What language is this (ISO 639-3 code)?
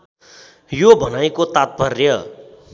nep